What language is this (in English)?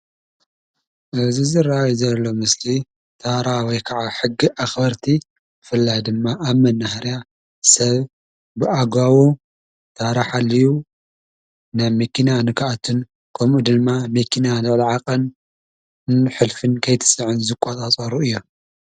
Tigrinya